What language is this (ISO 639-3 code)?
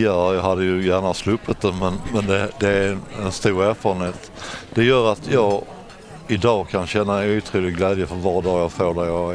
swe